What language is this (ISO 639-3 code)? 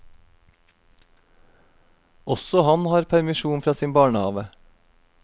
nor